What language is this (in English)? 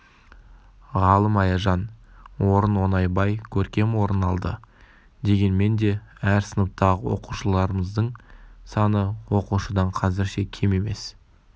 Kazakh